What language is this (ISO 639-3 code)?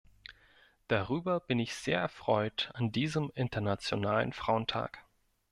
deu